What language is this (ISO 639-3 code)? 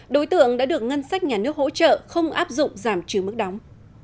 vie